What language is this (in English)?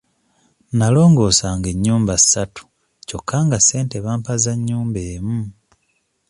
Ganda